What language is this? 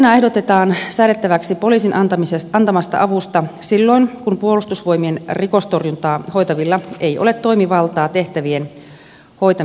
Finnish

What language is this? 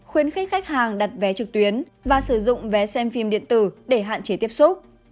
Vietnamese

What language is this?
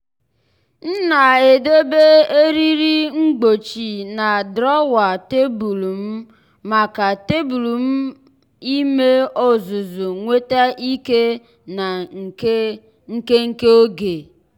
Igbo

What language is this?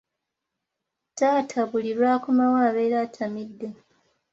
Ganda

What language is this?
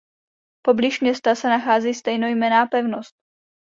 Czech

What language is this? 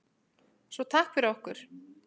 Icelandic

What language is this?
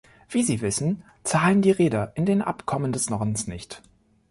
German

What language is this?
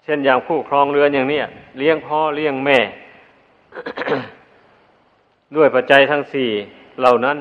Thai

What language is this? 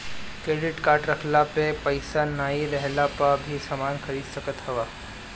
Bhojpuri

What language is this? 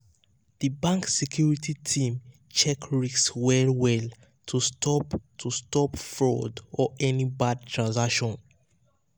Nigerian Pidgin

